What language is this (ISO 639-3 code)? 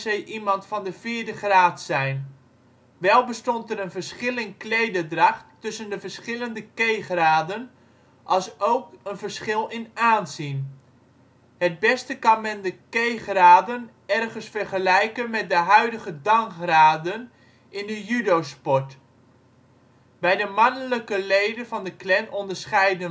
nld